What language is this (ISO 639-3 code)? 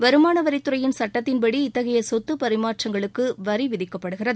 tam